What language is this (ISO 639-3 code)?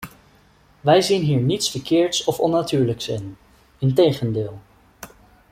nld